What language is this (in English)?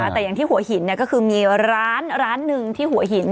Thai